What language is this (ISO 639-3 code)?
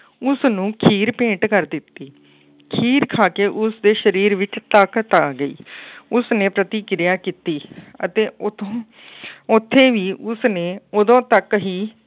pan